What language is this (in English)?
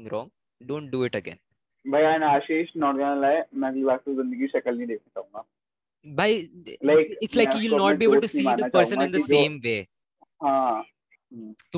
Hindi